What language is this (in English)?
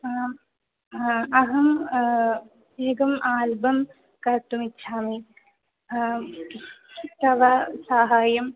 Sanskrit